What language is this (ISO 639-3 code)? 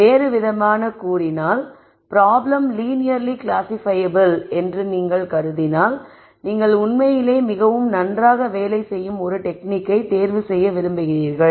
tam